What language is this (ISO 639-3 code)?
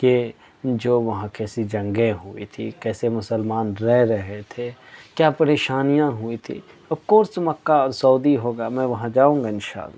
urd